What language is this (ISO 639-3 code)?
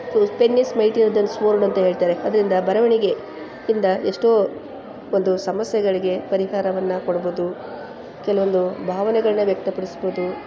kan